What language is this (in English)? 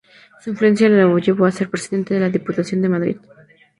Spanish